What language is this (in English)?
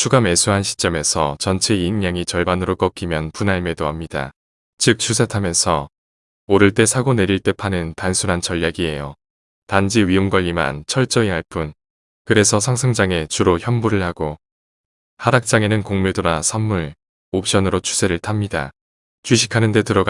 Korean